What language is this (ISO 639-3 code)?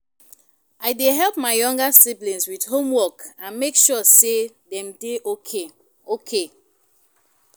pcm